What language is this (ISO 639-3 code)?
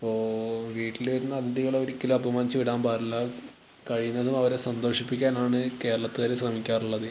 mal